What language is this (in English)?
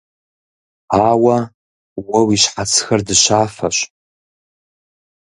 Kabardian